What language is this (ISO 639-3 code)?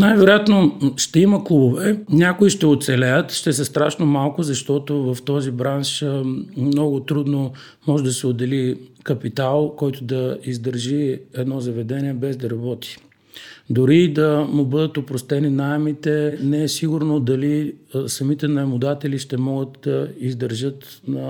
bul